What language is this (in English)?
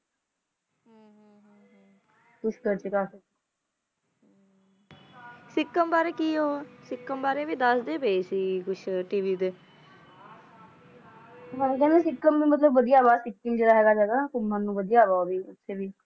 Punjabi